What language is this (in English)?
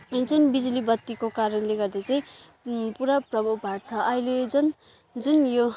Nepali